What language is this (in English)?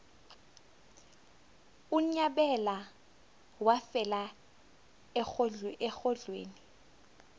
South Ndebele